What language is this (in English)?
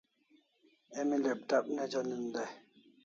Kalasha